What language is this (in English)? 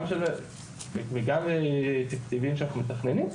Hebrew